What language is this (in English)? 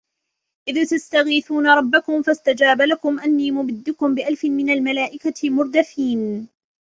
Arabic